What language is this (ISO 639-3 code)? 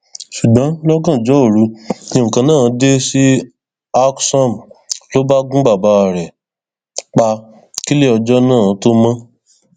yor